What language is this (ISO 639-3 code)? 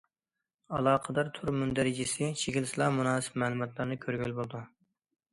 uig